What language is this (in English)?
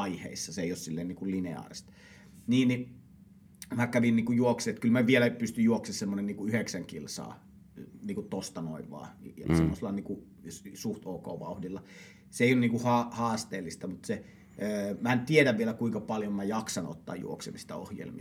Finnish